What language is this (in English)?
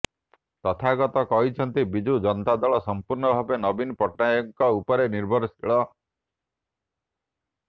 Odia